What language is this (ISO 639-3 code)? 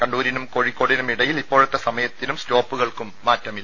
mal